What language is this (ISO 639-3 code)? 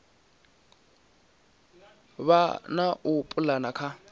ven